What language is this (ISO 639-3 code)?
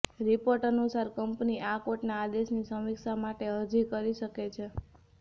guj